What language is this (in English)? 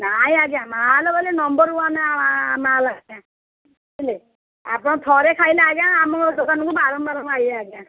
Odia